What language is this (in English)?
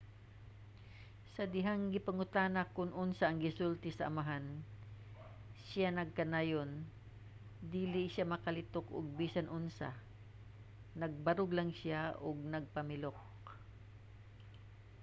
Cebuano